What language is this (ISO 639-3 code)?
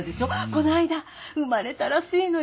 jpn